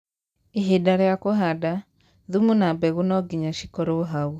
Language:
Kikuyu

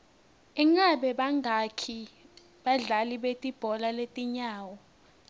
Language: Swati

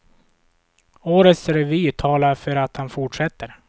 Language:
Swedish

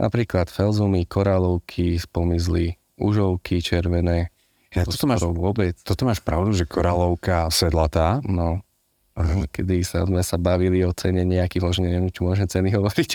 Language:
Slovak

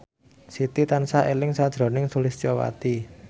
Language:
Javanese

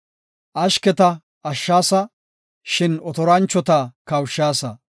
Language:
Gofa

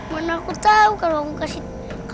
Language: Indonesian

